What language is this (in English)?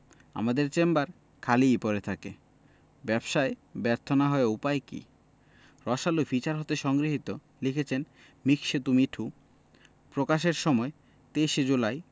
Bangla